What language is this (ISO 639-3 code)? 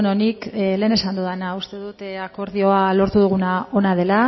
eus